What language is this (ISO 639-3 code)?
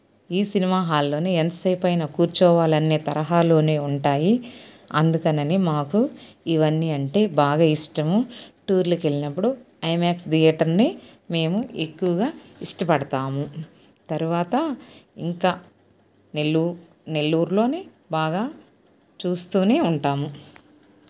tel